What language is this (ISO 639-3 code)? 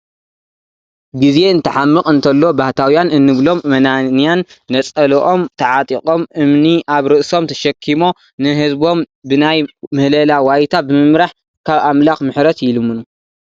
tir